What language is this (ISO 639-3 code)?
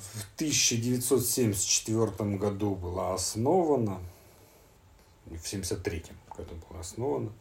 rus